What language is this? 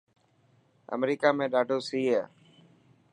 Dhatki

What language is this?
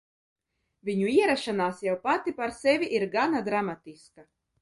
Latvian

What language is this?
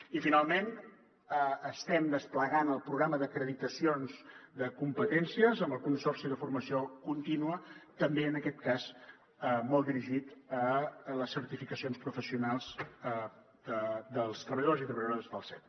Catalan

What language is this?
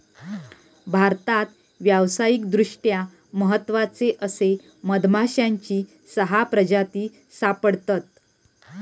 Marathi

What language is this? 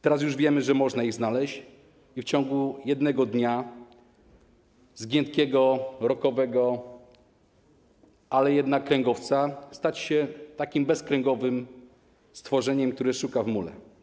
Polish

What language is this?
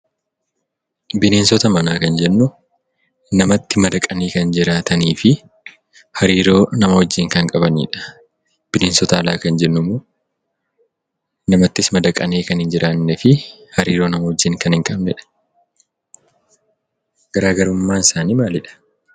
Oromo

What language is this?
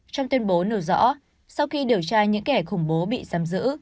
Vietnamese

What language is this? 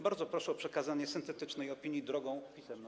Polish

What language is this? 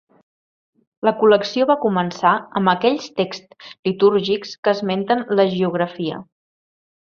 Catalan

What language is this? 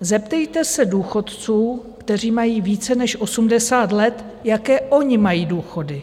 Czech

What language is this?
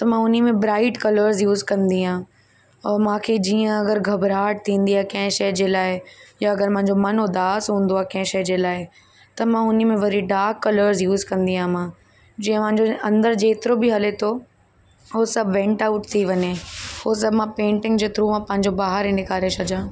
Sindhi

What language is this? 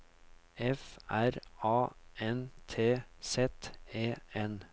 Norwegian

